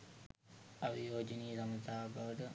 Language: Sinhala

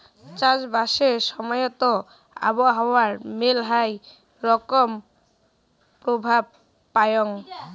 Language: Bangla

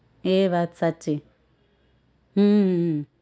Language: Gujarati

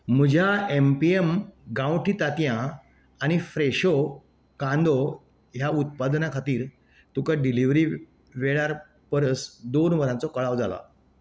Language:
Konkani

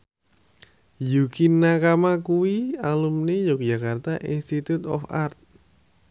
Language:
Javanese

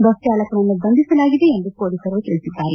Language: Kannada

